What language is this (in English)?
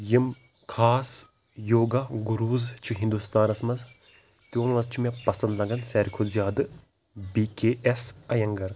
Kashmiri